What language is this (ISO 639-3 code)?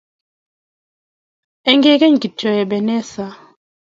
kln